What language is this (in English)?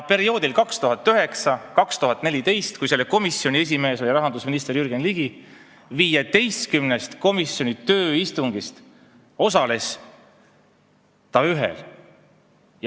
Estonian